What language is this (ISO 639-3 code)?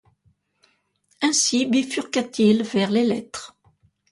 fra